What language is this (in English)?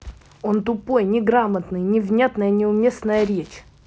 Russian